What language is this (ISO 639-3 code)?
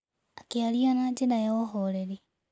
kik